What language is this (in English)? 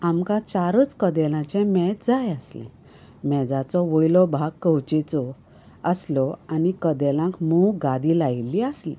Konkani